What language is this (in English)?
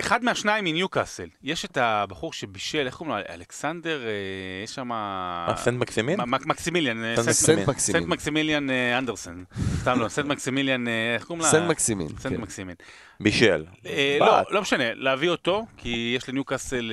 Hebrew